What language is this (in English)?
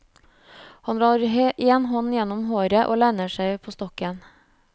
Norwegian